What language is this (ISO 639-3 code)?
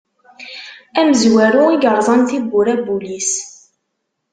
kab